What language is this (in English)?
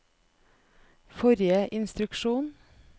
Norwegian